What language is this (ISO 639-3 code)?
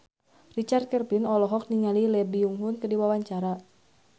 sun